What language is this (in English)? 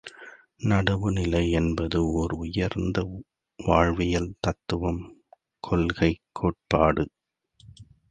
Tamil